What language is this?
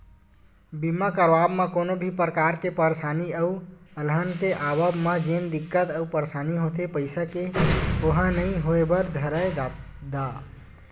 Chhattisgarhi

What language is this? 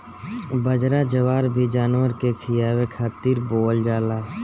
Bhojpuri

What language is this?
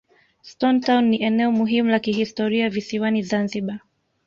Swahili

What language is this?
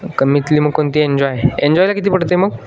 Marathi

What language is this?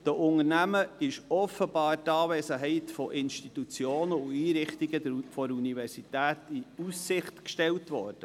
Swiss German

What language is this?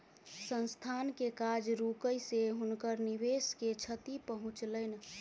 Maithili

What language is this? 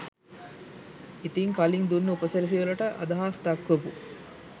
Sinhala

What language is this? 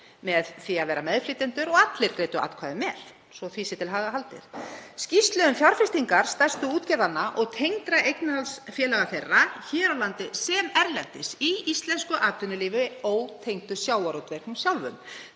Icelandic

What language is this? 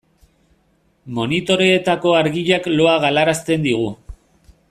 Basque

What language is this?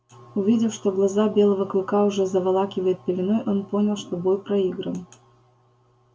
Russian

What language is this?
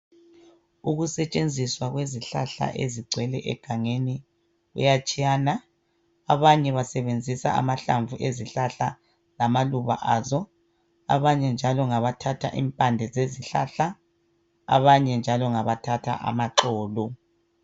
North Ndebele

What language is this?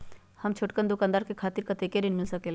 Magahi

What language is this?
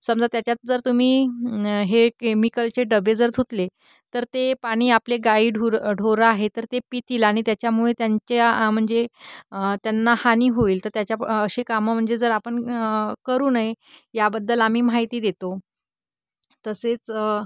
Marathi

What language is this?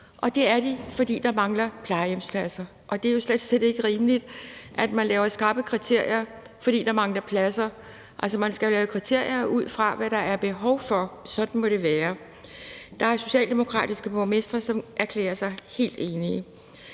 Danish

